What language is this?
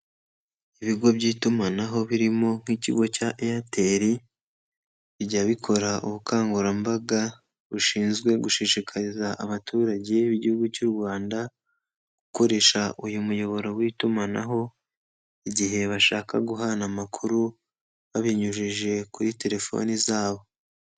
Kinyarwanda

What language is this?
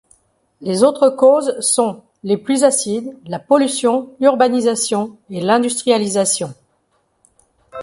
French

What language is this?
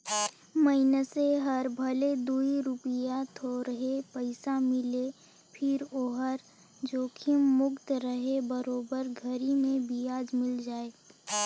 Chhattisgarhi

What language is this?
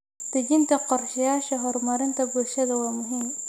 Somali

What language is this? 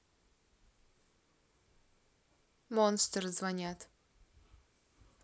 Russian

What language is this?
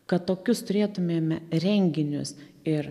Lithuanian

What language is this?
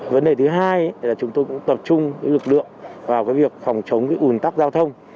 Vietnamese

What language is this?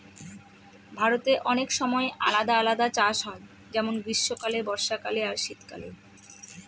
Bangla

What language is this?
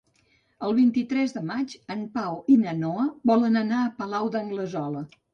Catalan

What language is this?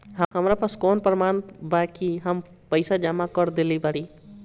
Bhojpuri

